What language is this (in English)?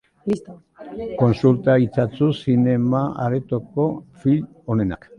Basque